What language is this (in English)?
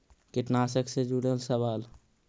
Magahi